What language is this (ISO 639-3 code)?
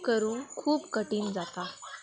kok